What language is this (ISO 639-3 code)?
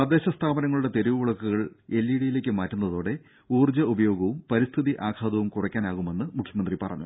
mal